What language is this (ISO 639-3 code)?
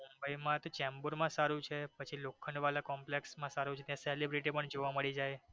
guj